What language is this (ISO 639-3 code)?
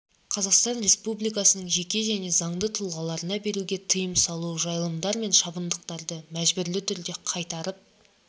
kaz